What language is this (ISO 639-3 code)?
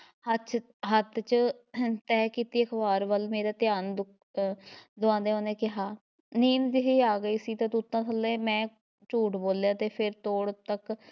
pan